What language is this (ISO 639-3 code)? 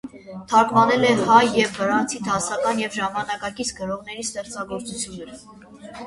hye